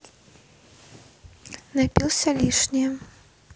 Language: Russian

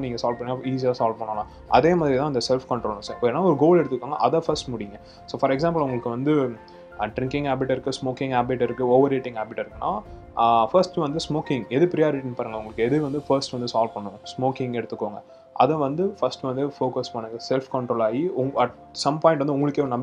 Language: Tamil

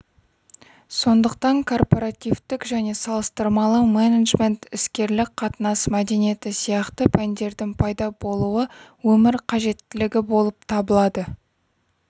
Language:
Kazakh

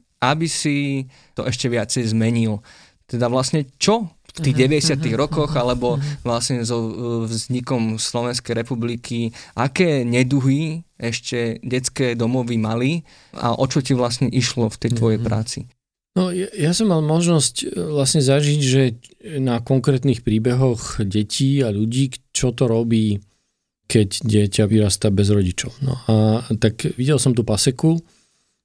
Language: Slovak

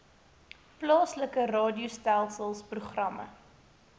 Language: Afrikaans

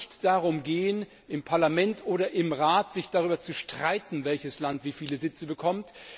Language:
German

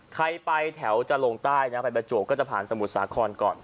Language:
Thai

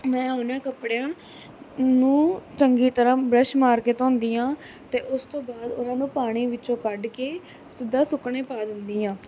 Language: Punjabi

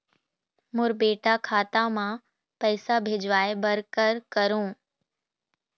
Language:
Chhattisgarhi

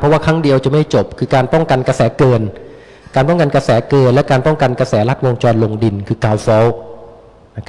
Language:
Thai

